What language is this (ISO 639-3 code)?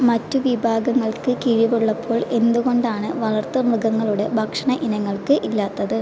mal